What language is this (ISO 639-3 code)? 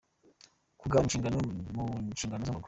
kin